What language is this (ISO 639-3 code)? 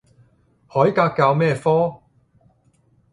yue